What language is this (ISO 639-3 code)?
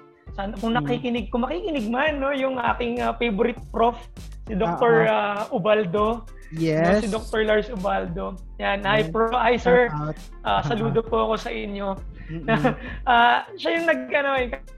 fil